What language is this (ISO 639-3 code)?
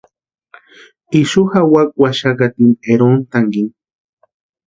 pua